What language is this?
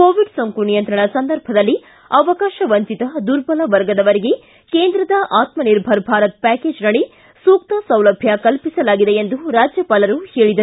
Kannada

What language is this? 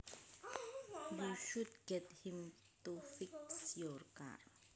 Javanese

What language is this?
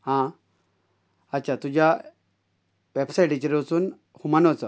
Konkani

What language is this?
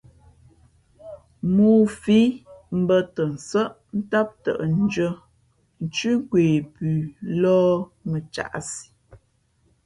Fe'fe'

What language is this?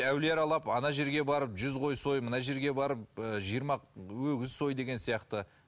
Kazakh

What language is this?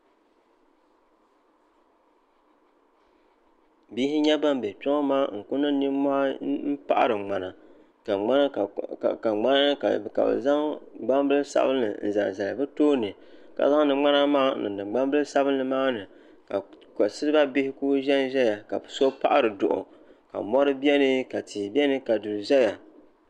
Dagbani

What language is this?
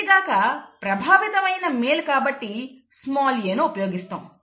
Telugu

